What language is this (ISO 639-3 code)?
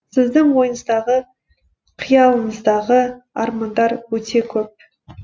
kaz